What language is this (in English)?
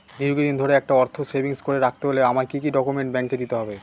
Bangla